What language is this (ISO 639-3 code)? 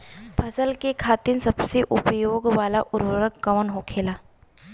bho